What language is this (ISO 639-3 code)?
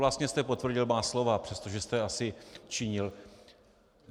ces